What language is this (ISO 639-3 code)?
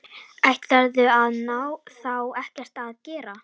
isl